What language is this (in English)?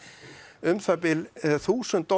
Icelandic